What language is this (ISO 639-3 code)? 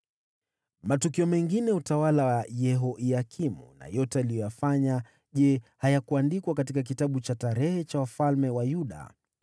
swa